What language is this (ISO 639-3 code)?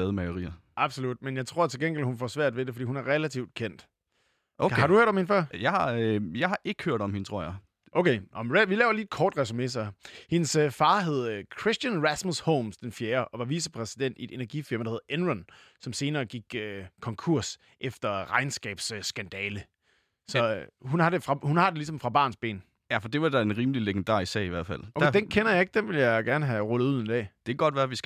dan